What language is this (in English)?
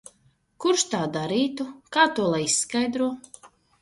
Latvian